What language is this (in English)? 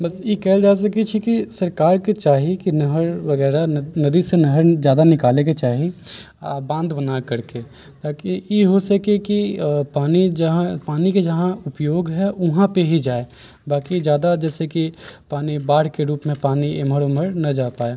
Maithili